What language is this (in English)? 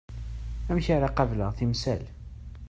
Kabyle